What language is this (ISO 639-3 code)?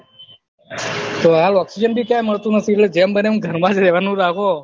guj